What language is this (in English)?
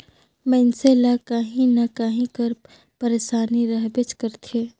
Chhattisgarhi